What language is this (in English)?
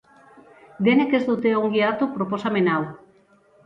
Basque